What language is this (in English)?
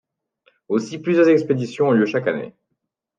French